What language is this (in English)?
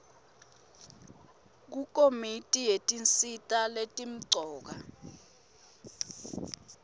Swati